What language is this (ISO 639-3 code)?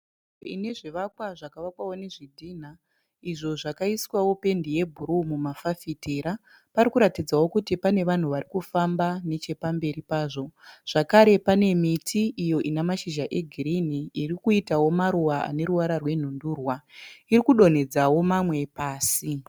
sna